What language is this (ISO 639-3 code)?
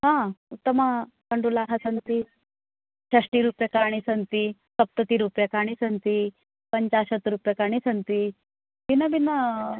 san